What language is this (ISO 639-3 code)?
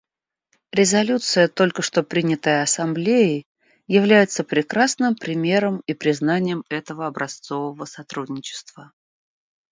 rus